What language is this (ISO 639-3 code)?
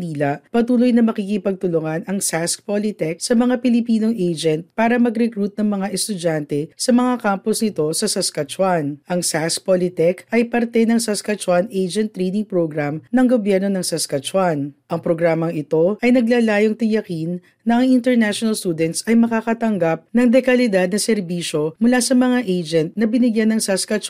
fil